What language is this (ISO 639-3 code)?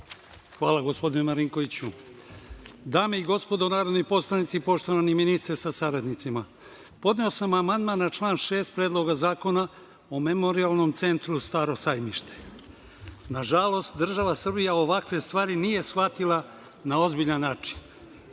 srp